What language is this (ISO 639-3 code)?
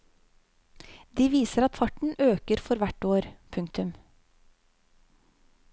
nor